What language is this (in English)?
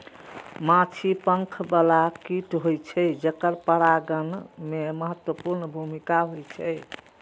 Maithili